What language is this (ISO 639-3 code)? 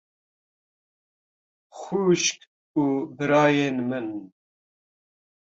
kur